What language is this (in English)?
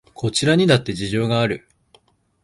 Japanese